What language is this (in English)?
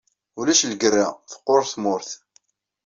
Kabyle